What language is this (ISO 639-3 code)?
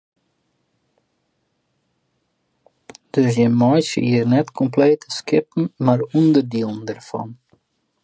fry